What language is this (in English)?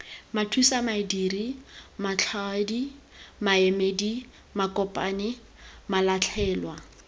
Tswana